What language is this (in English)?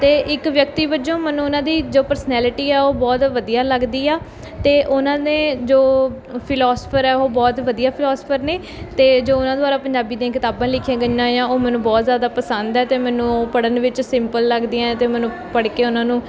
Punjabi